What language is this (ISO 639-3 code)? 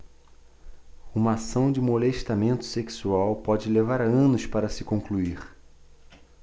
por